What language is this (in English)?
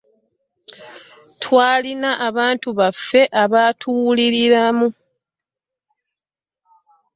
Ganda